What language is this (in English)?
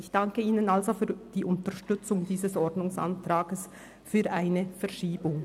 Swiss German